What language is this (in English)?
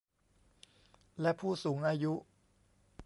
Thai